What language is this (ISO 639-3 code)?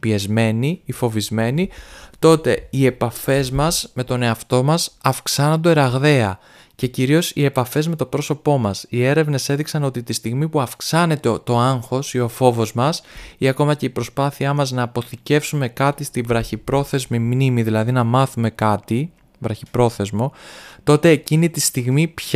ell